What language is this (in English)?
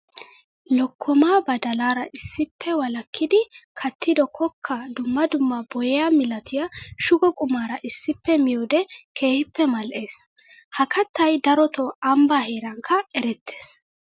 Wolaytta